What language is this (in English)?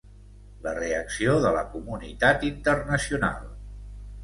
Catalan